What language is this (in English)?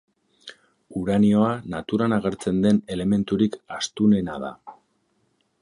Basque